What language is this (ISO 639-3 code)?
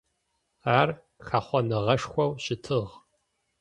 ady